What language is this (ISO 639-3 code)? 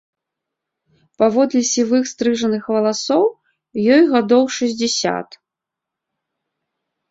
bel